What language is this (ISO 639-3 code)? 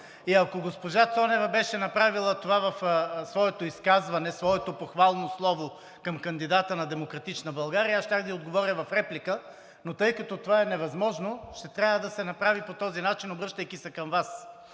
bul